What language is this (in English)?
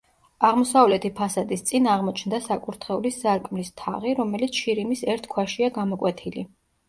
Georgian